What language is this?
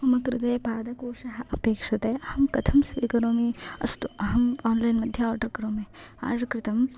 Sanskrit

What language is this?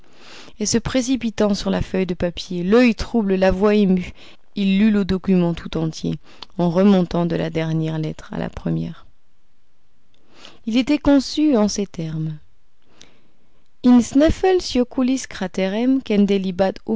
French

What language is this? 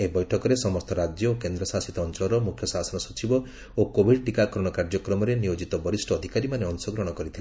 Odia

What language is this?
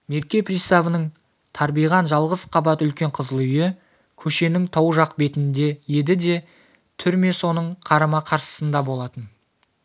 Kazakh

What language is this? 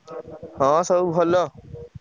Odia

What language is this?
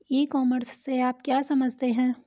Hindi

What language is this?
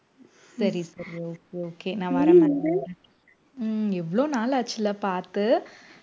Tamil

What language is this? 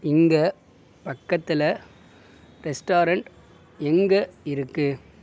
Tamil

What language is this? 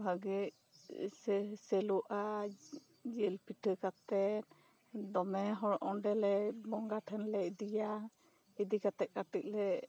Santali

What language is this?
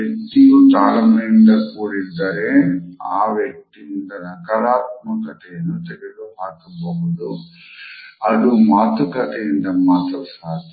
Kannada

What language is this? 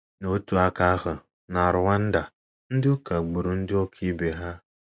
Igbo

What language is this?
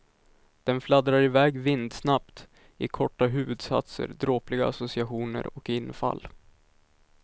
Swedish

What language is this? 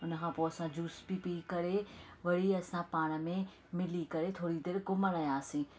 Sindhi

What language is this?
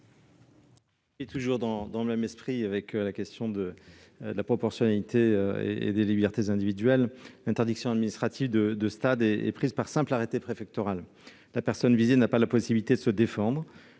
French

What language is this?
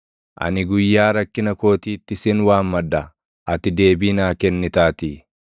Oromo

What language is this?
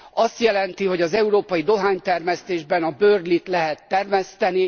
Hungarian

